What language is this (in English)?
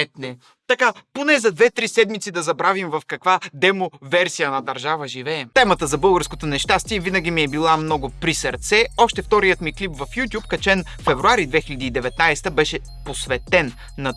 Bulgarian